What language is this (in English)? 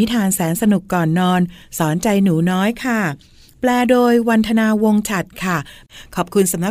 Thai